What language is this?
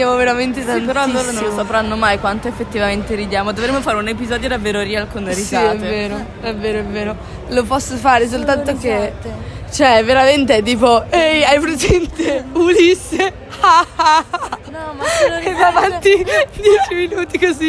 Italian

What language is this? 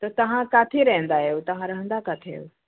Sindhi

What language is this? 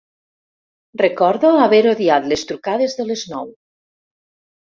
Catalan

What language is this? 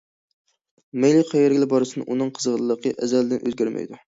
Uyghur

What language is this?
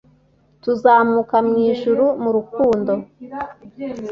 Kinyarwanda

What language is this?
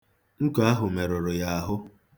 Igbo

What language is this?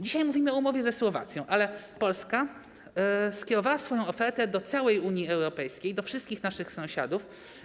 Polish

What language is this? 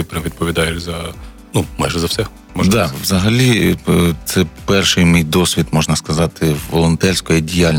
Ukrainian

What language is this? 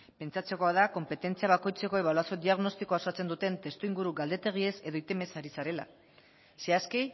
Basque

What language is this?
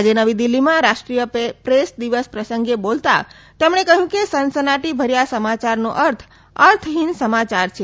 Gujarati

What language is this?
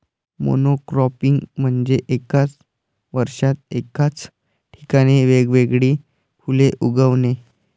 Marathi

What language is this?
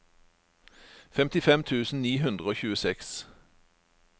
Norwegian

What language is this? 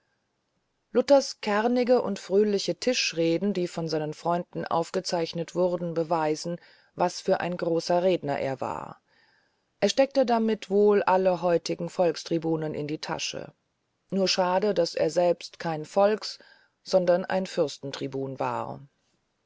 German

